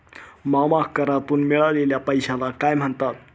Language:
Marathi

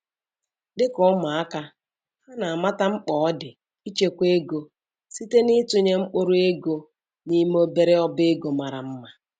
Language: Igbo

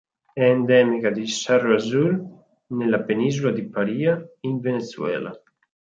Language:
Italian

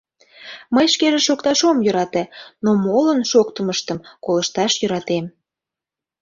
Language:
Mari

